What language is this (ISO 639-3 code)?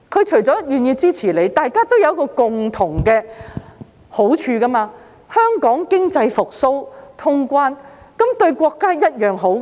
yue